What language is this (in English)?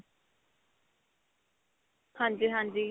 Punjabi